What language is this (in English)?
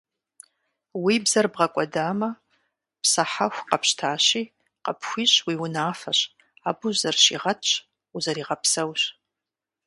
Kabardian